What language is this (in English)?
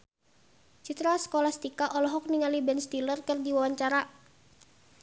Sundanese